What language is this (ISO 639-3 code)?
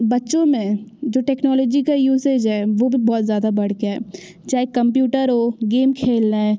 hin